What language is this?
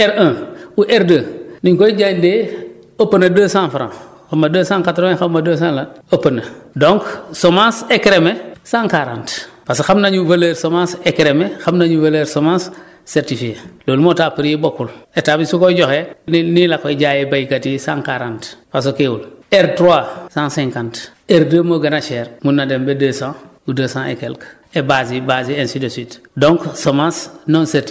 Wolof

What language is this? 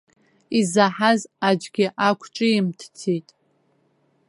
Abkhazian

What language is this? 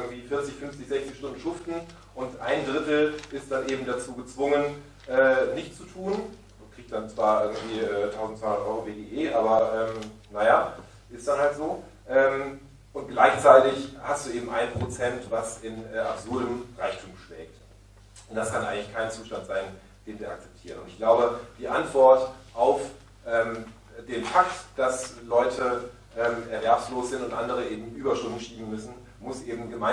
German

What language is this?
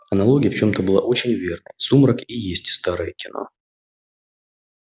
Russian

